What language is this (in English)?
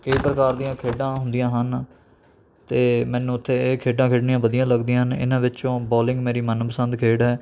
Punjabi